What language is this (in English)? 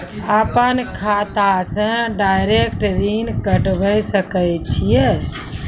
Maithili